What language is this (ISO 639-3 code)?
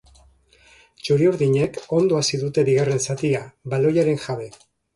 eus